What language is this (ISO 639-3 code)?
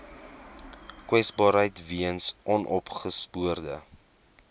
afr